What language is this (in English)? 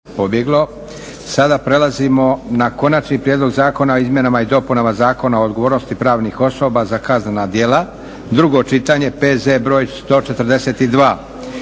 Croatian